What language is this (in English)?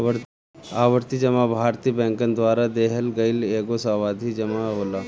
Bhojpuri